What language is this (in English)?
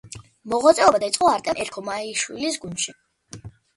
Georgian